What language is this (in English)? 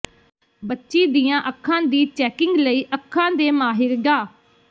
Punjabi